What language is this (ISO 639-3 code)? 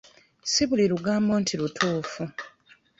lug